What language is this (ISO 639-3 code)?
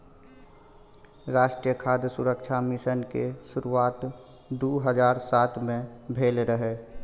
mai